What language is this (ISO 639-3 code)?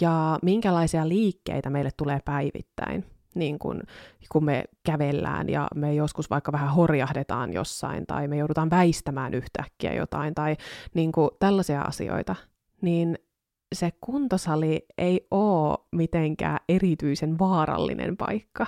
fin